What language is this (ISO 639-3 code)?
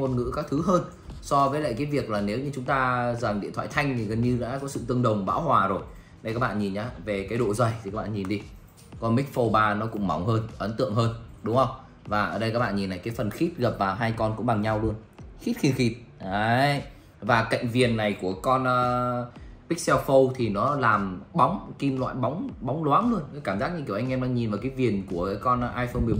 vie